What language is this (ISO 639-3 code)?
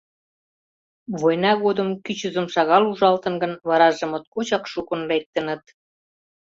chm